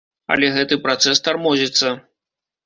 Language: Belarusian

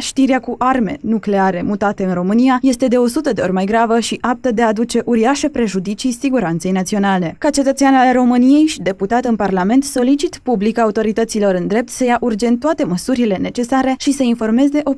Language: Romanian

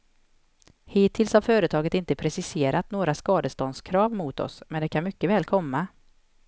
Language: Swedish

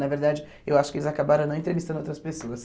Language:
Portuguese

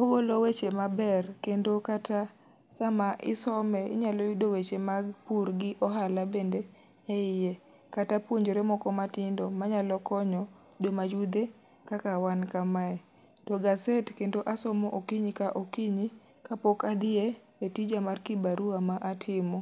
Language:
Luo (Kenya and Tanzania)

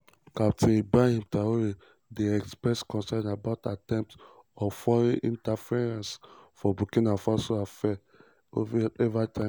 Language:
Nigerian Pidgin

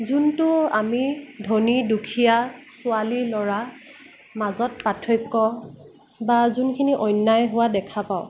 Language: Assamese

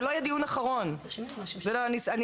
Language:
Hebrew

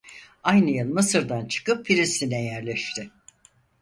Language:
Turkish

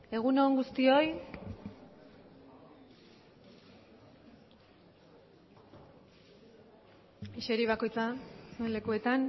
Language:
Basque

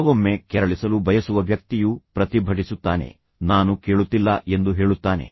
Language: Kannada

